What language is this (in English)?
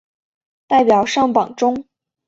Chinese